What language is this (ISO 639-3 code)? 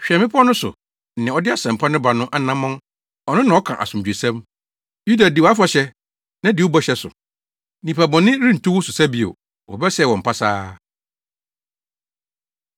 aka